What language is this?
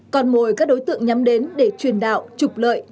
Vietnamese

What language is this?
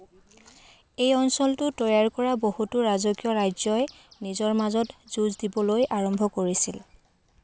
Assamese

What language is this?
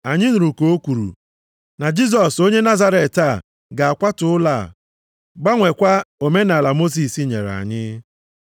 Igbo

